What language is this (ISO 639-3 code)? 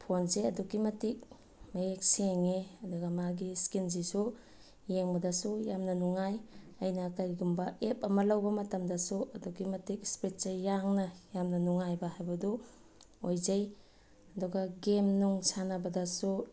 mni